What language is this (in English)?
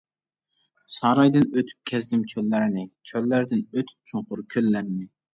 Uyghur